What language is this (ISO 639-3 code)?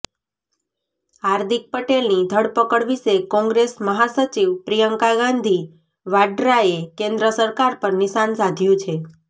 guj